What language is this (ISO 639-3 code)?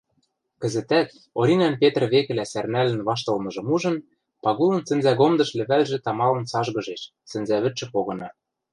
mrj